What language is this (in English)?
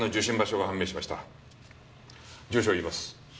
Japanese